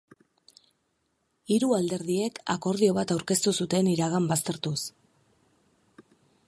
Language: Basque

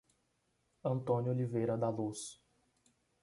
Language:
Portuguese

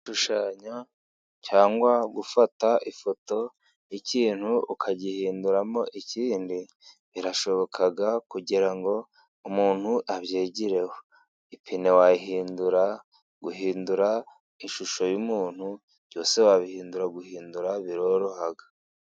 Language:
Kinyarwanda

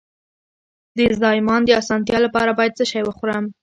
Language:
Pashto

